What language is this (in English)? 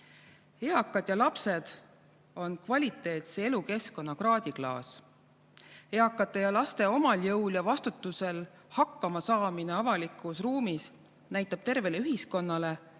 Estonian